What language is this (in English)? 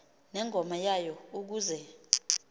Xhosa